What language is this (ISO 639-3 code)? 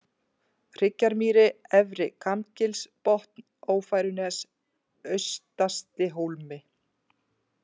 isl